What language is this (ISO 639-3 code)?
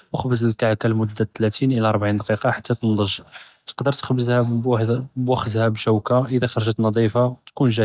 jrb